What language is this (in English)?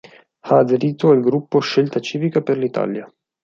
Italian